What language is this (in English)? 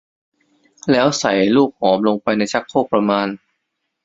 Thai